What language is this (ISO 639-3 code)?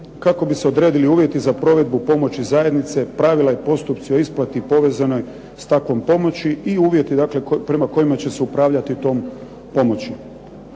hrv